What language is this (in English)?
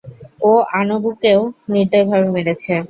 Bangla